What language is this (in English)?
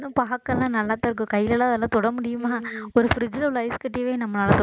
Tamil